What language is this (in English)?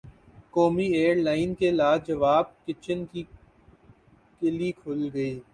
Urdu